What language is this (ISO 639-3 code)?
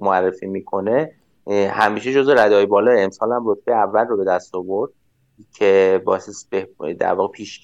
fas